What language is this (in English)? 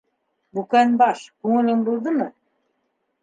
Bashkir